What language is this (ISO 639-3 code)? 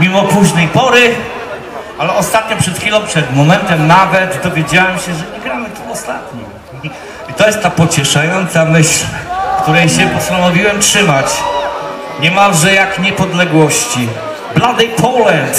pol